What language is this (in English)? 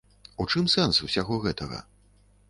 Belarusian